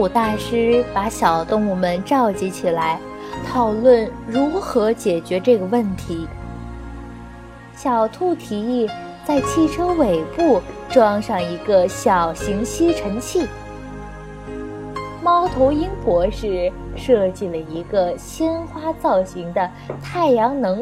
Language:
Chinese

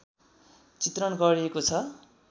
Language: Nepali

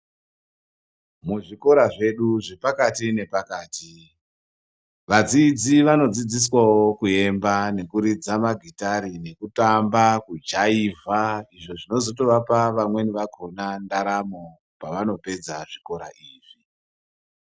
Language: Ndau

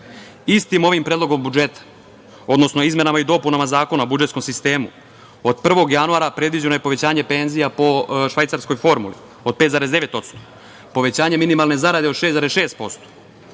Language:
Serbian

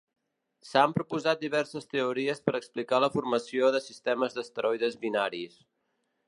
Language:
Catalan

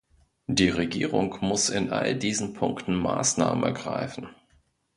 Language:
German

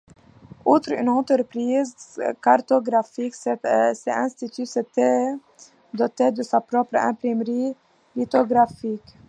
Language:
French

